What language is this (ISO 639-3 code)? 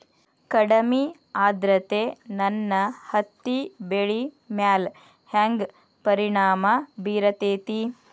kan